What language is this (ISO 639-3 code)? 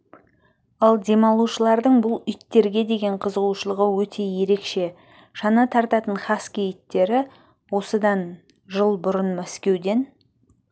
kaz